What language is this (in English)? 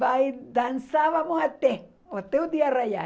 Portuguese